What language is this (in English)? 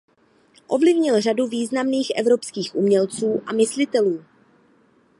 Czech